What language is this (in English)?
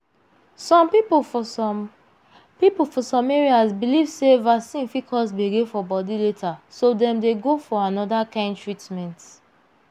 Nigerian Pidgin